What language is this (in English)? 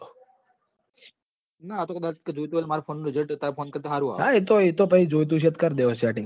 Gujarati